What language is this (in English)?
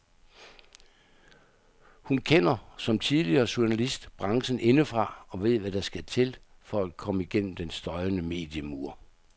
Danish